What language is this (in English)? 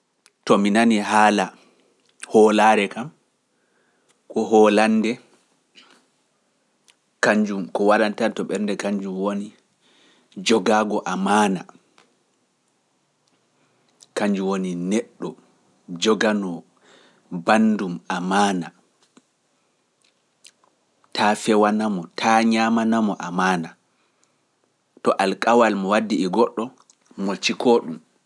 Pular